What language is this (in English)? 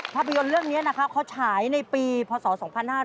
Thai